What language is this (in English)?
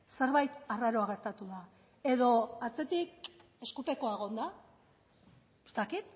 Basque